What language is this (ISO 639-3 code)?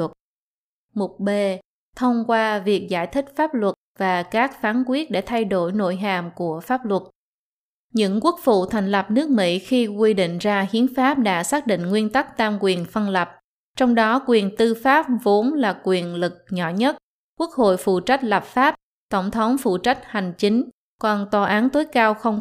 vie